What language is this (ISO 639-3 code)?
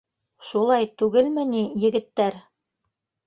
bak